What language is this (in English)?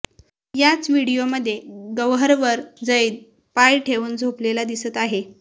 Marathi